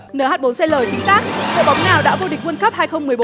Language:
Vietnamese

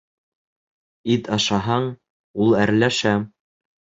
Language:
Bashkir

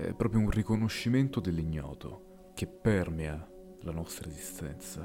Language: Italian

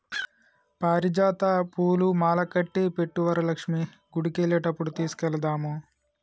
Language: Telugu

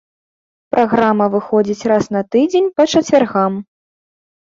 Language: Belarusian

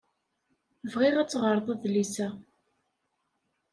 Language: Kabyle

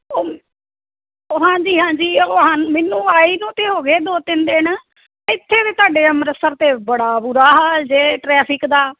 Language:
Punjabi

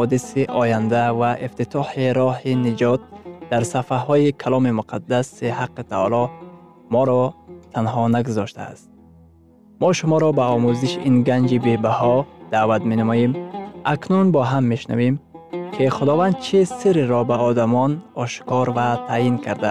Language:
Persian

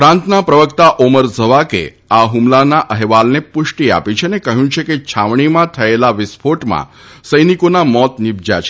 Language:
Gujarati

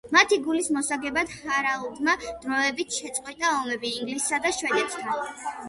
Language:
Georgian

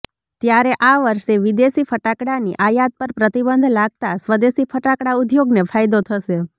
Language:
Gujarati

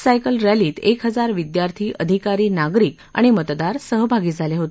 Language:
Marathi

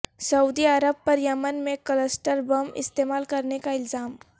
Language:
Urdu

